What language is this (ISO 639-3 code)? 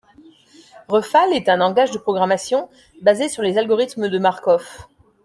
fra